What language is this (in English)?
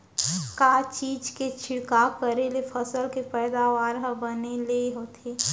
Chhattisgarhi